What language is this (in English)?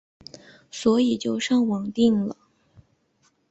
Chinese